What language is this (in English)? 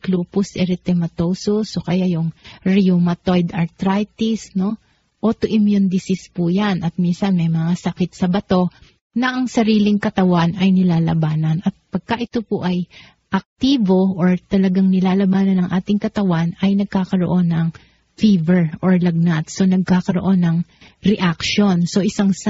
Filipino